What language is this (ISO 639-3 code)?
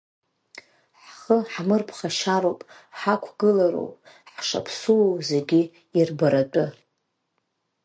abk